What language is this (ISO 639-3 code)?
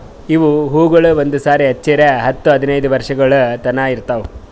kan